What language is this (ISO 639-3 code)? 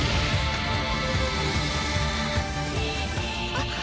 jpn